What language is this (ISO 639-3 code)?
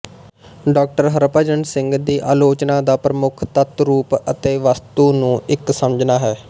pan